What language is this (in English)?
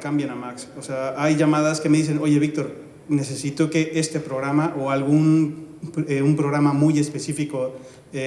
Spanish